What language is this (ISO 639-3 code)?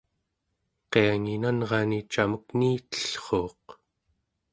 esu